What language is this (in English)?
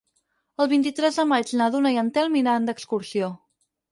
Catalan